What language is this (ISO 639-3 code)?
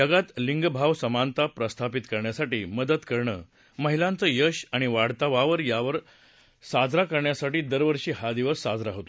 mar